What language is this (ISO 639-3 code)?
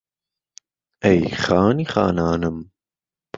ckb